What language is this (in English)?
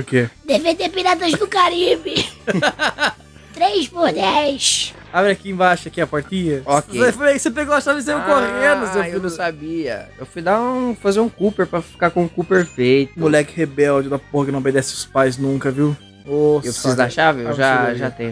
Portuguese